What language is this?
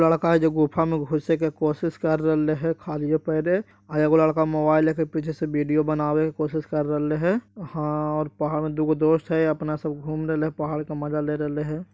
Magahi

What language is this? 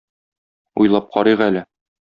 Tatar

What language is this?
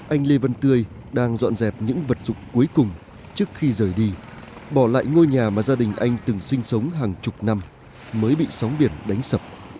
Vietnamese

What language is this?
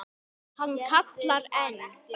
Icelandic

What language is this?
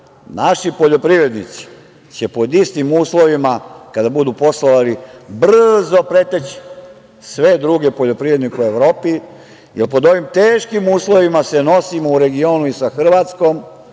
Serbian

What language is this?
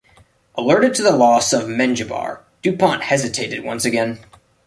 English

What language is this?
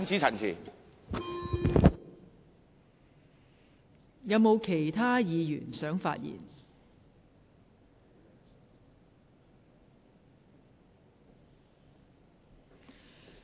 Cantonese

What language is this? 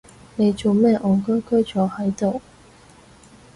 Cantonese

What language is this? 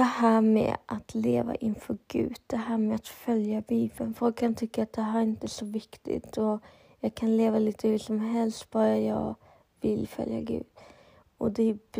Swedish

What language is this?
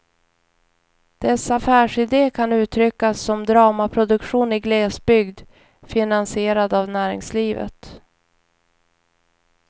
Swedish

